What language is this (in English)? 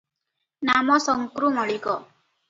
Odia